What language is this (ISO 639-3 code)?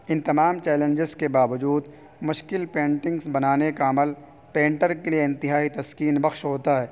urd